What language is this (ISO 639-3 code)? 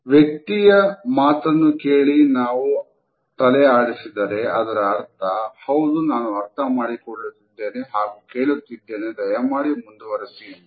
kan